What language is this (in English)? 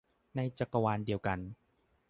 Thai